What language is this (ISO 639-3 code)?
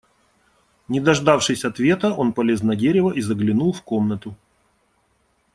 rus